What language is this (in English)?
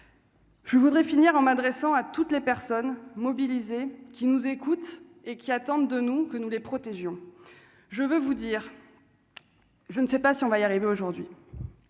French